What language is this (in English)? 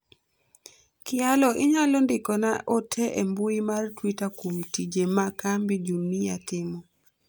Luo (Kenya and Tanzania)